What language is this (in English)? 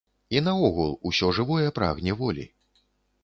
Belarusian